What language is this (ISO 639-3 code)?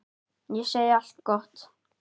isl